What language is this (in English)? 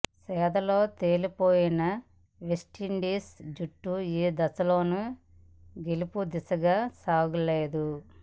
Telugu